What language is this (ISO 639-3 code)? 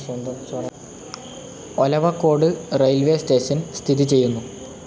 mal